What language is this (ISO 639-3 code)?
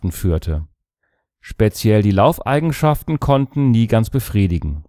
deu